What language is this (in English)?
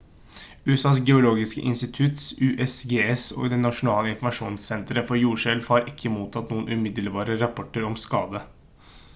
Norwegian Bokmål